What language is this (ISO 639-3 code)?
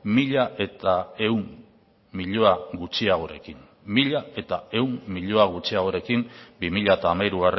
eus